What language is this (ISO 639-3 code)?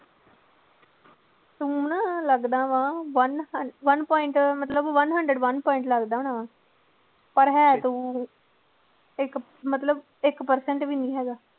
pan